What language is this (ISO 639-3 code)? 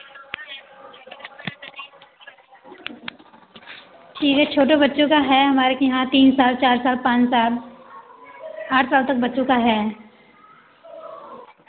hin